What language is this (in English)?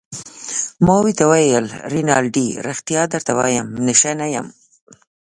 Pashto